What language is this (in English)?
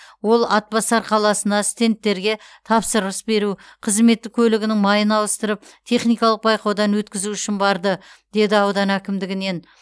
Kazakh